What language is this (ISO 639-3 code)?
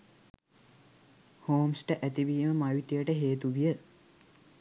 sin